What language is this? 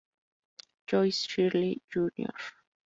Spanish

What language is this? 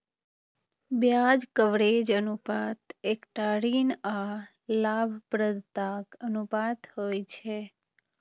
Maithili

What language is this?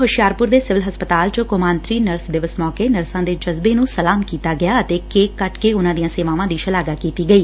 Punjabi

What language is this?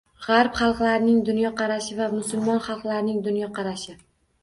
Uzbek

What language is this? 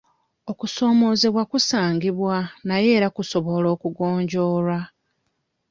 Ganda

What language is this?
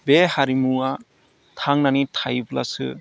Bodo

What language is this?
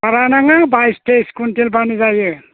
Bodo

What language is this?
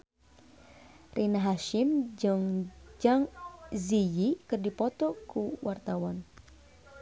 Sundanese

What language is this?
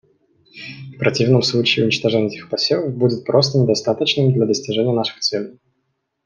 Russian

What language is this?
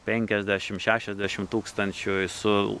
Lithuanian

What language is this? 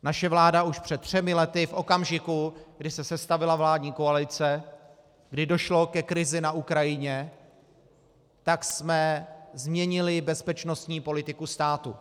Czech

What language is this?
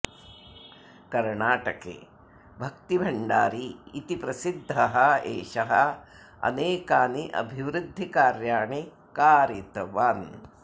Sanskrit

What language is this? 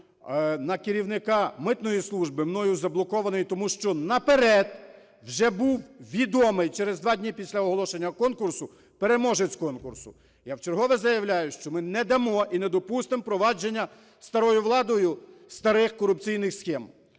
Ukrainian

